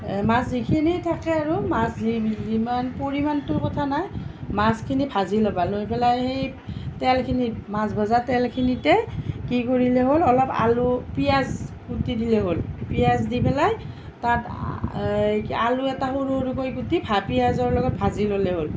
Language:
Assamese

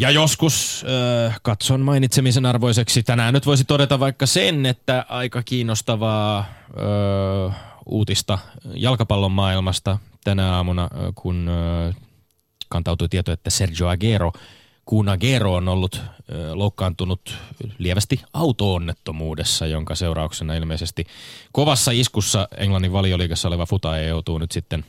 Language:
Finnish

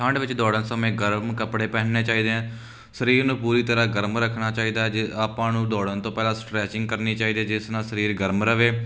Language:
Punjabi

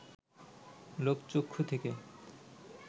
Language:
Bangla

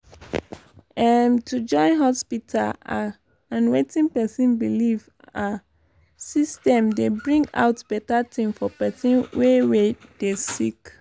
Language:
Nigerian Pidgin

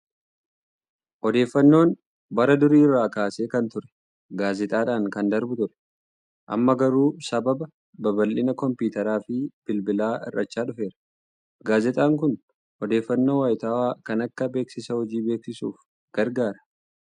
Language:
Oromo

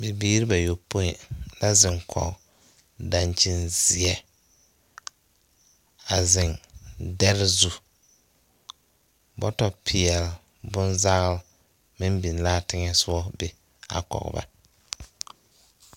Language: Southern Dagaare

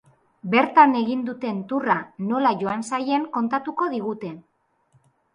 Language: Basque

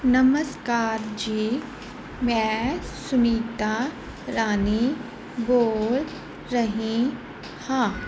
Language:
Punjabi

